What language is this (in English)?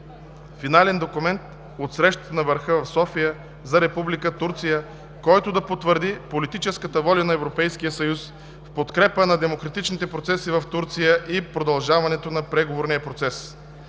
Bulgarian